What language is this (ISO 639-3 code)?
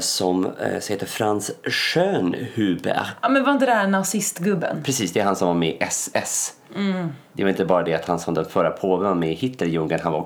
swe